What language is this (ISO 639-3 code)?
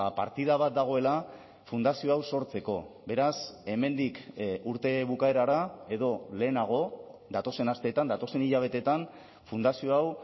eus